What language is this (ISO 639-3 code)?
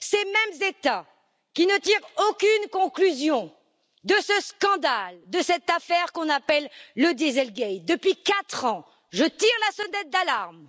fra